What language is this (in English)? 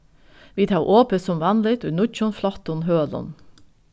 Faroese